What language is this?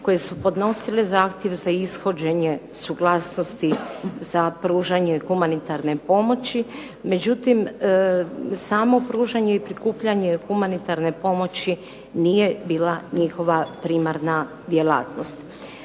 Croatian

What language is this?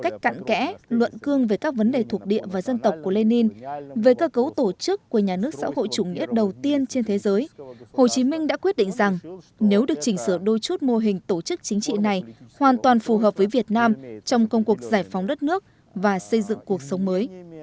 Vietnamese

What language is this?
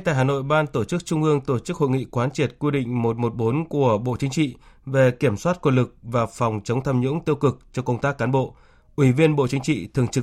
Vietnamese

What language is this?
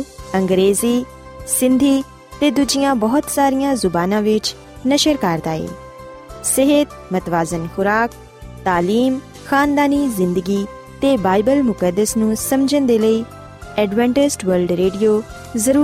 Punjabi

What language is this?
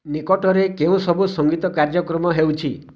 Odia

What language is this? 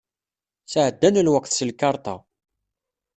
Kabyle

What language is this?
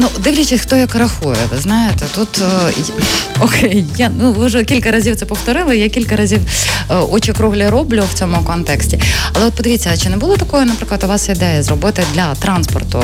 Ukrainian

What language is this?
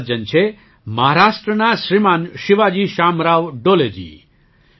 Gujarati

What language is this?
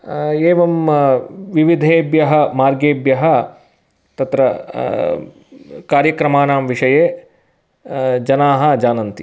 Sanskrit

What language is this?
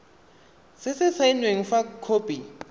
Tswana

